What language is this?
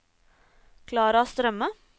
Norwegian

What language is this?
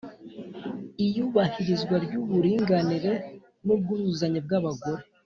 Kinyarwanda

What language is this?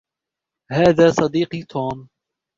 Arabic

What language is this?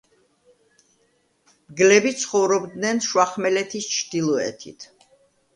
Georgian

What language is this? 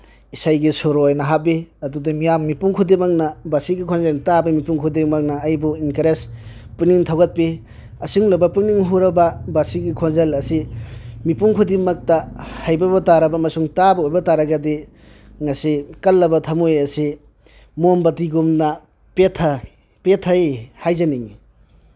Manipuri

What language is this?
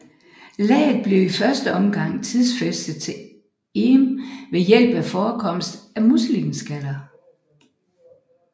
Danish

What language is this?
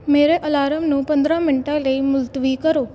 Punjabi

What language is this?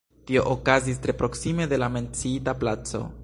Esperanto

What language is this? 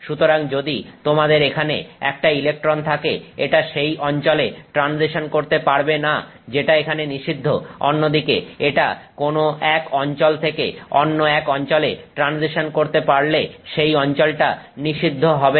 Bangla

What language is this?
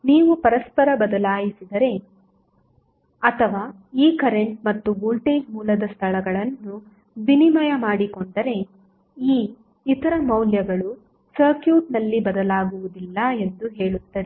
Kannada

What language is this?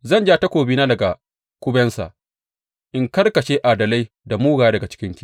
Hausa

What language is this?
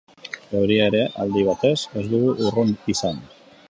Basque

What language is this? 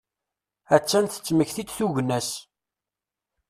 Kabyle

